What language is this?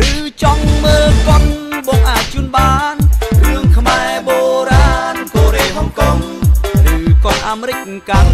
Thai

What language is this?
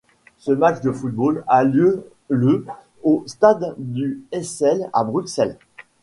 French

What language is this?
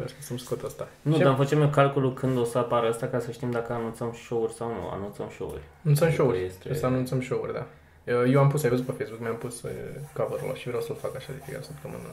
Romanian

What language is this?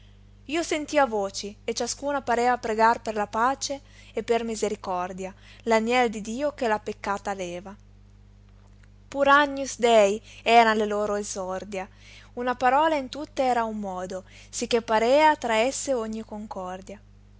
Italian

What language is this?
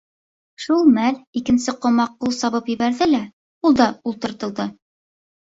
Bashkir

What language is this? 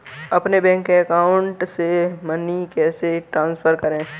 Hindi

